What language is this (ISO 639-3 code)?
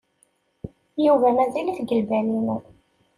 kab